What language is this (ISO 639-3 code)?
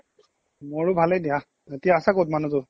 asm